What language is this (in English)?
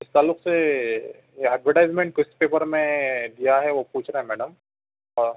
Urdu